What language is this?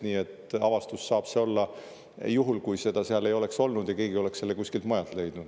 Estonian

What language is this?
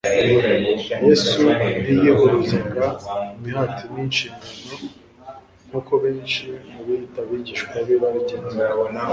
Kinyarwanda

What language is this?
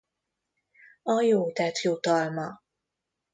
Hungarian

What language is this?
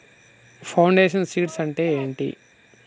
Telugu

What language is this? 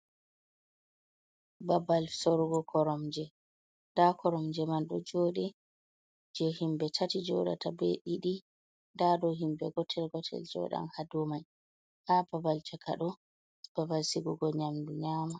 Fula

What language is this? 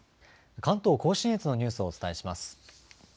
Japanese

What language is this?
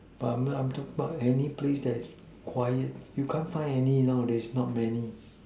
English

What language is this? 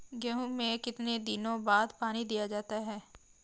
Hindi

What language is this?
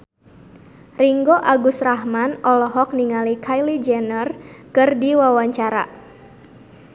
Sundanese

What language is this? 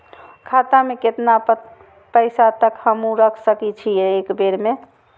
Maithili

